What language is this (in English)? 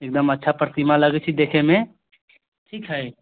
Maithili